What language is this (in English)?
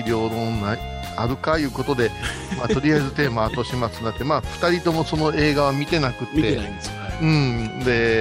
Japanese